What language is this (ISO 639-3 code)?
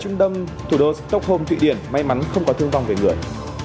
vie